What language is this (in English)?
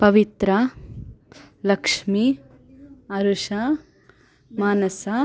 Sanskrit